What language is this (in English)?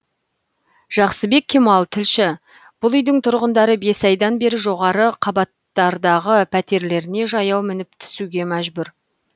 Kazakh